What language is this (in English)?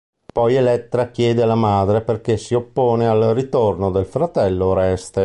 Italian